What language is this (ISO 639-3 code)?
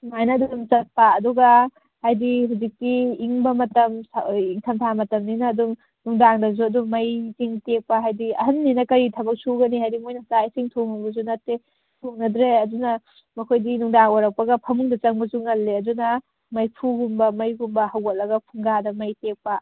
mni